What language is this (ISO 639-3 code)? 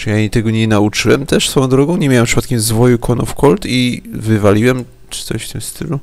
pol